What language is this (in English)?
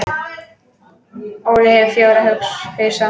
Icelandic